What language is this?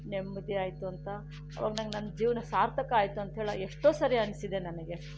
Kannada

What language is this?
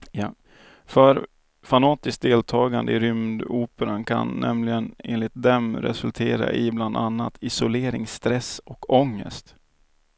Swedish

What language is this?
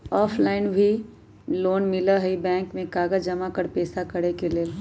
Magahi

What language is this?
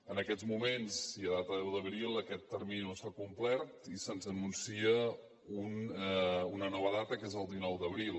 Catalan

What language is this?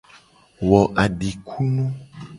Gen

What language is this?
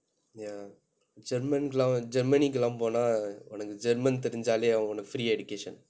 English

